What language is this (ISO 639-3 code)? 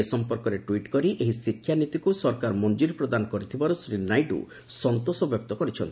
ori